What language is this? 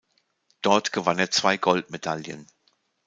German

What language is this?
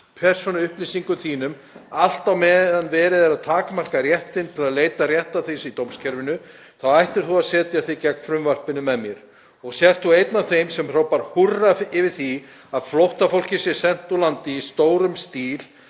Icelandic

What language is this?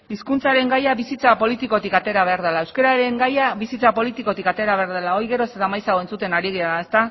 Basque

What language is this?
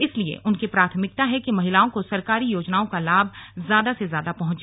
Hindi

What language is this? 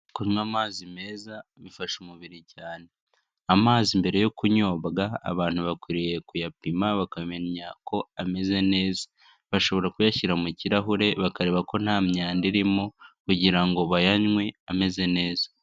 Kinyarwanda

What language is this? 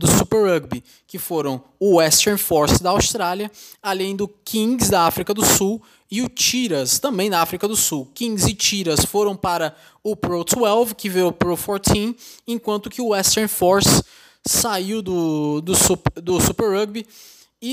Portuguese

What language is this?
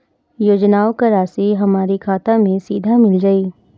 Bhojpuri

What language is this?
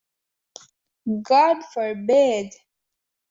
English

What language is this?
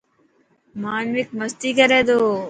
Dhatki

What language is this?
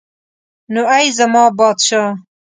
Pashto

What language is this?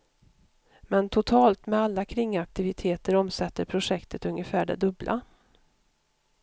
Swedish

